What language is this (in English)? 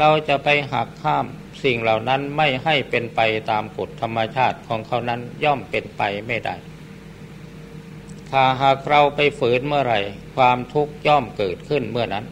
Thai